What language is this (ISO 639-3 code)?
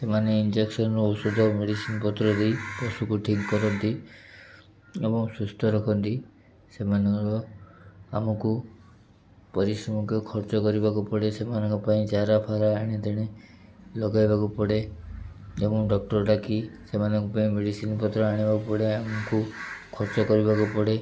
ori